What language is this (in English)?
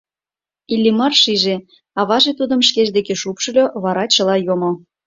Mari